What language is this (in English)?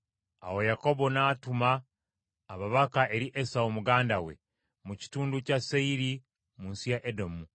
Ganda